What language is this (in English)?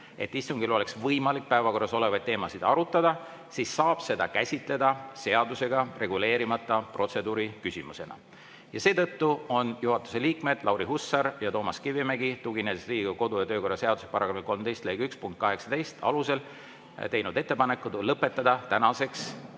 Estonian